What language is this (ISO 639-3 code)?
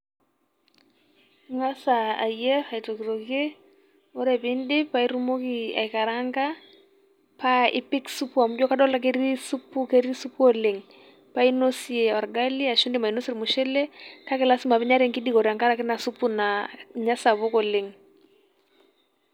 mas